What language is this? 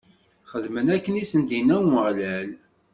Kabyle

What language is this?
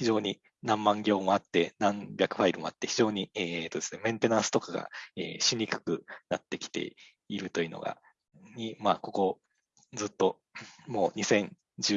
Japanese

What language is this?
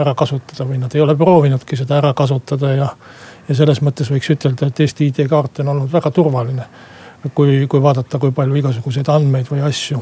Finnish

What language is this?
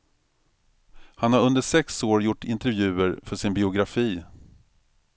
Swedish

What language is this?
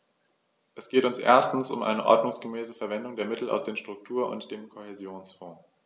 German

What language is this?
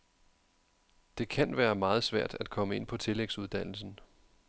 Danish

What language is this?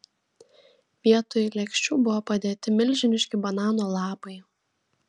Lithuanian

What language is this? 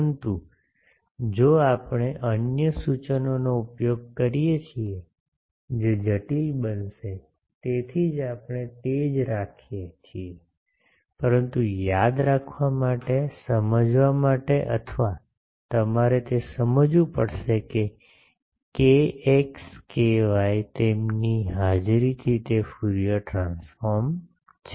Gujarati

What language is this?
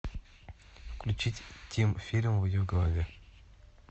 Russian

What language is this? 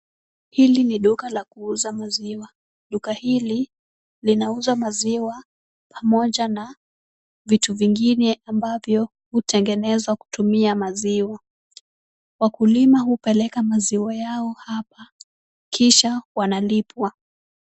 Swahili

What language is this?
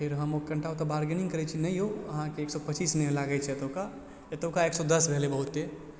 Maithili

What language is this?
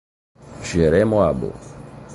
Portuguese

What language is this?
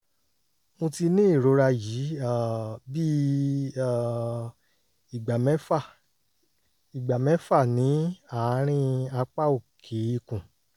Yoruba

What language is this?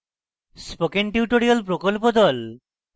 Bangla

